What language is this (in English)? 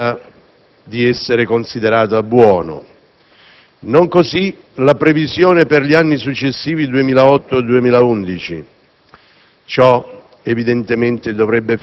Italian